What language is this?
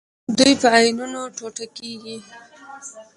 Pashto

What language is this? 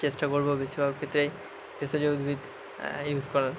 Bangla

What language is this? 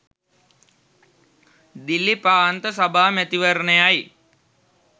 Sinhala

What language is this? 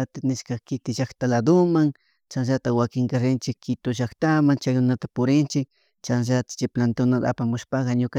Chimborazo Highland Quichua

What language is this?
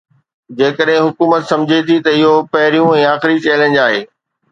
Sindhi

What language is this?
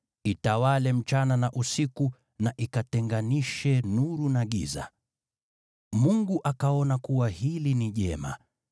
Swahili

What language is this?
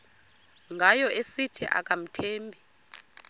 Xhosa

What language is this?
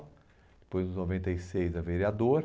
Portuguese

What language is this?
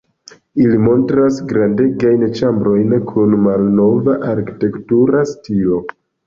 Esperanto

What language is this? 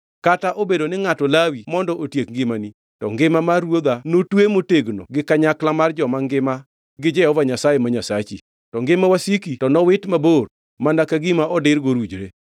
Luo (Kenya and Tanzania)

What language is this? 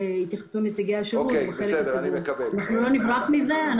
Hebrew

